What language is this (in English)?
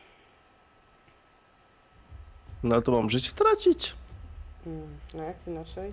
Polish